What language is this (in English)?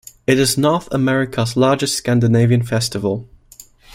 English